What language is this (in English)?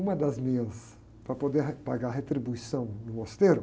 Portuguese